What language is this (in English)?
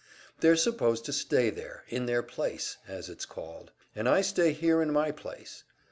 English